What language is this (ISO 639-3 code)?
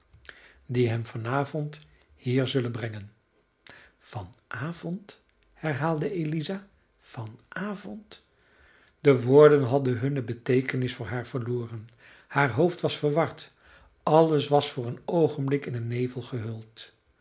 nld